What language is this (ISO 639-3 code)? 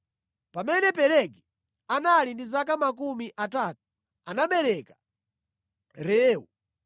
nya